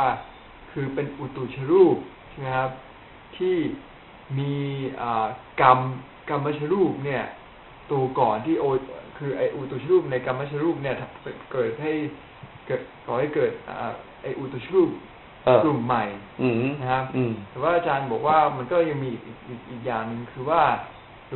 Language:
Thai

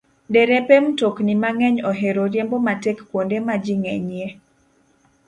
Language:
Luo (Kenya and Tanzania)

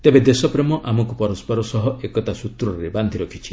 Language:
Odia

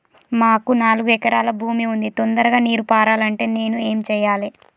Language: Telugu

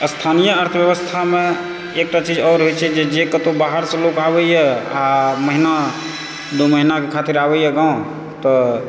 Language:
Maithili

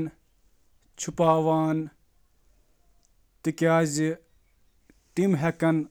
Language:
Kashmiri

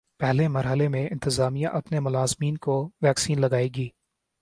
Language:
Urdu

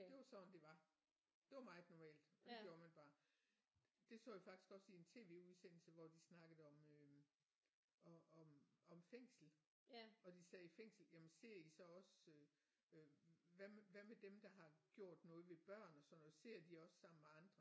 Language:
Danish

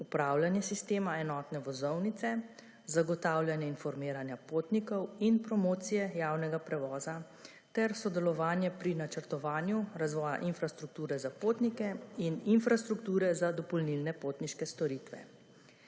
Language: Slovenian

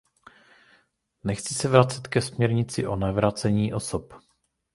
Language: Czech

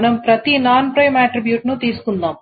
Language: Telugu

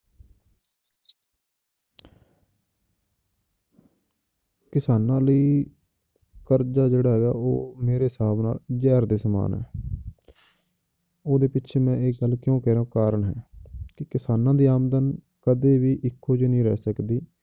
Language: Punjabi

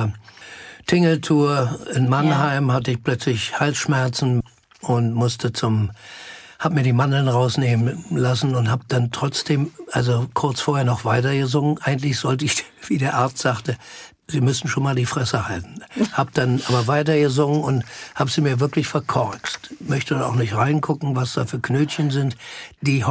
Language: German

